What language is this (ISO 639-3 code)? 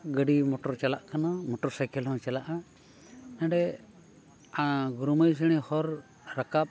sat